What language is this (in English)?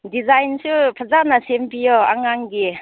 Manipuri